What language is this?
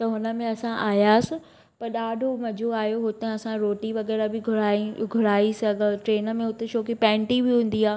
Sindhi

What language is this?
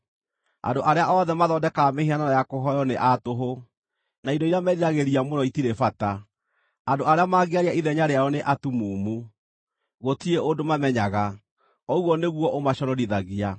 Kikuyu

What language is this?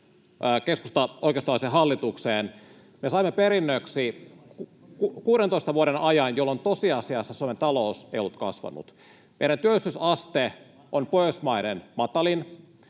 Finnish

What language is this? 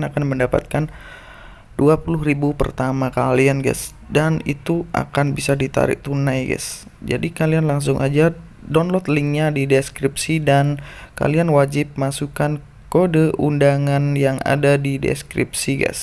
Indonesian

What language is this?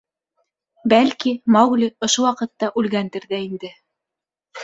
Bashkir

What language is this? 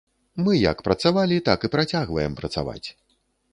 Belarusian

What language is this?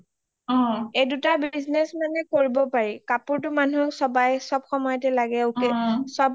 Assamese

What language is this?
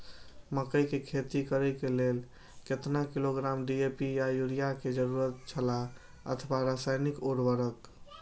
Maithili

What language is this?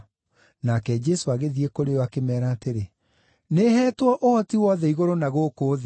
Kikuyu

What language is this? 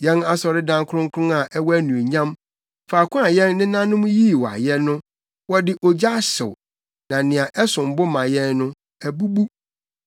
Akan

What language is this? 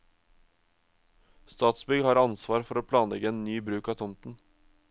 Norwegian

